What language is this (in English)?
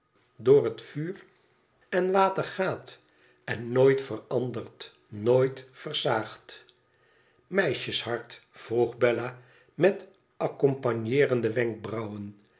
Dutch